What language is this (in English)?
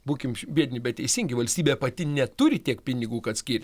Lithuanian